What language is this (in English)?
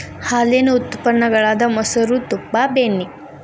Kannada